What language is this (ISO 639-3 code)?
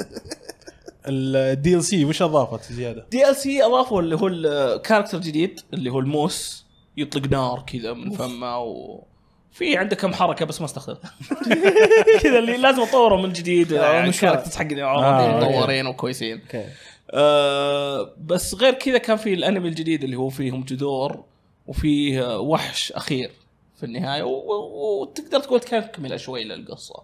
ara